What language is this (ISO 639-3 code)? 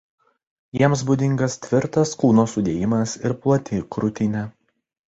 lit